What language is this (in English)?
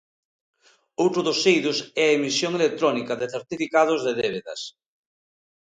Galician